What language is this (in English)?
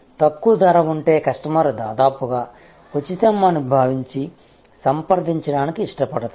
Telugu